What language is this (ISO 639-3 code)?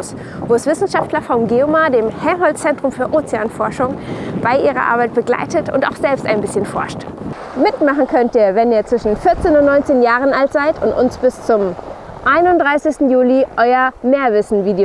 deu